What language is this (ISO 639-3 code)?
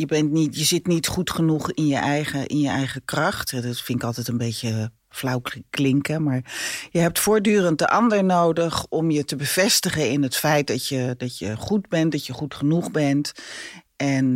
nld